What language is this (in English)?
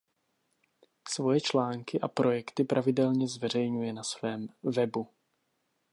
Czech